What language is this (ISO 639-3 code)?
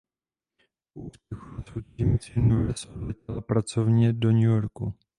ces